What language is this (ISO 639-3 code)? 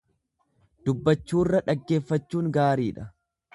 orm